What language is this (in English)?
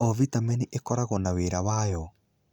Kikuyu